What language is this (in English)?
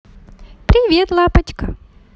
Russian